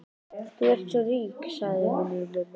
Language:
Icelandic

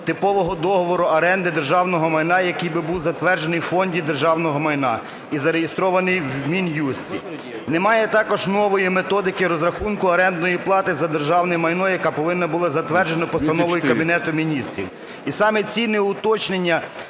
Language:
Ukrainian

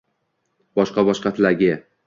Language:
Uzbek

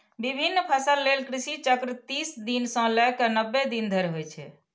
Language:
Maithili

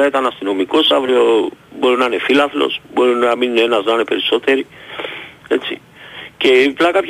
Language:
Greek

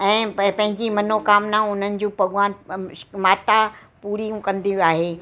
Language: Sindhi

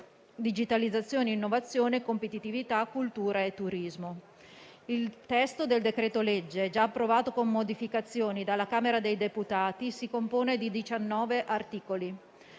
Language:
Italian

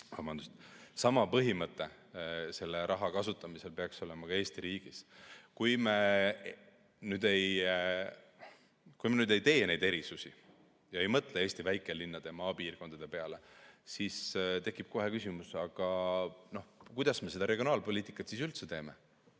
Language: Estonian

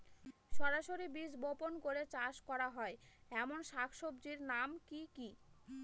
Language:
Bangla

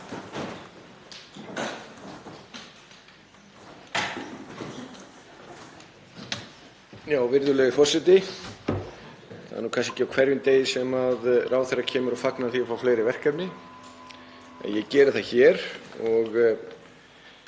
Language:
Icelandic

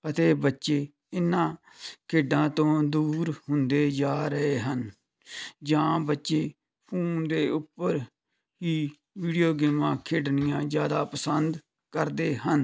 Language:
Punjabi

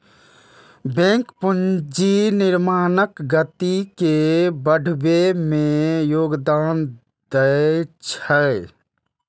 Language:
Maithili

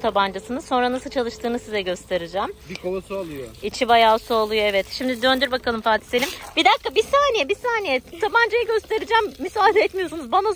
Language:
Turkish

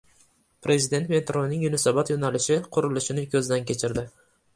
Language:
Uzbek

